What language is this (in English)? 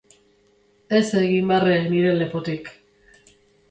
Basque